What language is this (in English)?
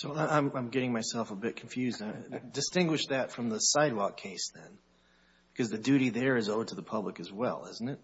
English